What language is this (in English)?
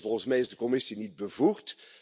Dutch